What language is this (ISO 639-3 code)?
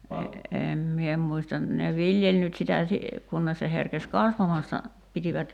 fin